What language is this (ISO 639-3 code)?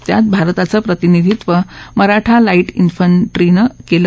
mar